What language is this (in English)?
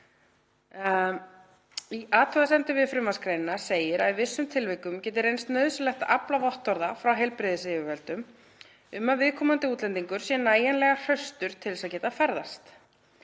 Icelandic